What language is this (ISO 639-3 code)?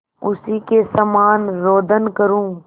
hin